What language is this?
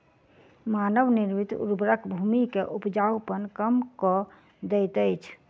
Maithili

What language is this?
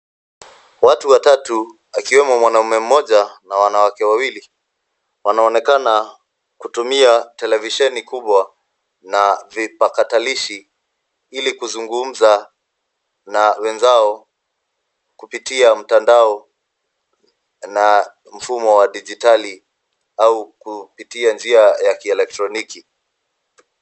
Swahili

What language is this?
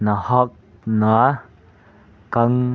Manipuri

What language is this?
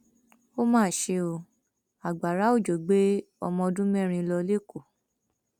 Yoruba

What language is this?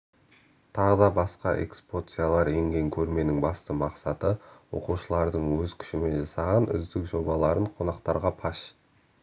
Kazakh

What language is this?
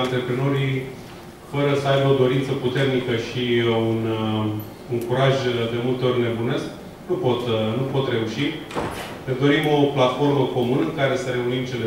Romanian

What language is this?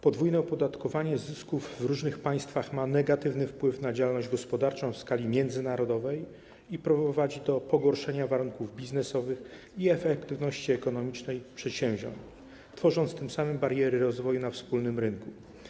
Polish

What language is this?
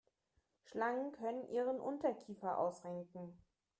German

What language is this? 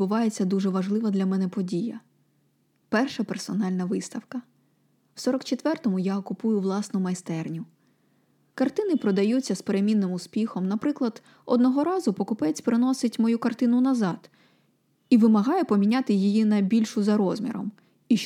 Ukrainian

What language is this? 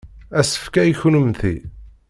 Kabyle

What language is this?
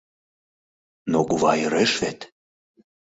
Mari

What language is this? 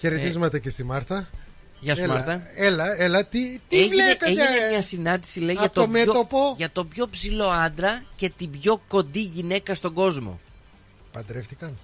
Greek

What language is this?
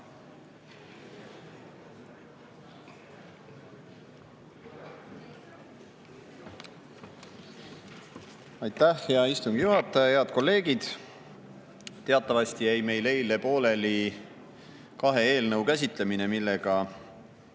Estonian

